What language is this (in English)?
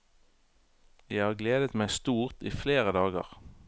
Norwegian